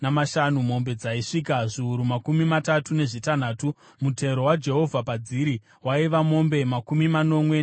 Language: Shona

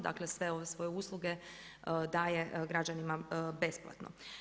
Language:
Croatian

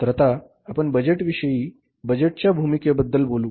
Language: Marathi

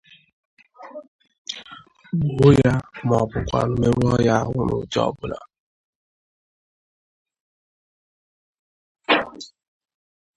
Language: Igbo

